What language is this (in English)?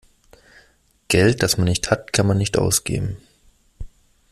German